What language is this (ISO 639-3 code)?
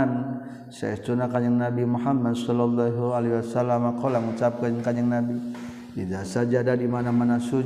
msa